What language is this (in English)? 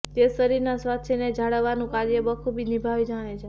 Gujarati